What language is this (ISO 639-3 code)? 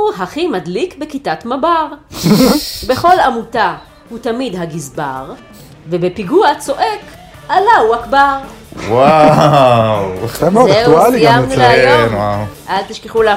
heb